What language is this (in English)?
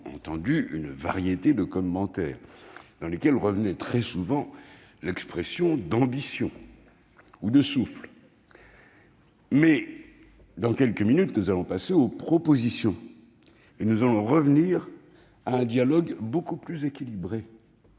French